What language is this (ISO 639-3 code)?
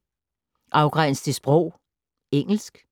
dan